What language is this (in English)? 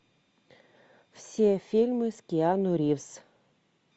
Russian